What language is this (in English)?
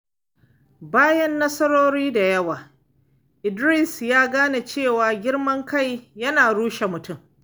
Hausa